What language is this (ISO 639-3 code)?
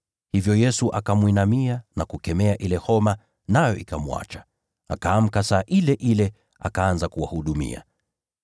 swa